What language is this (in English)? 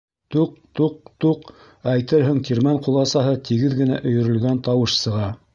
Bashkir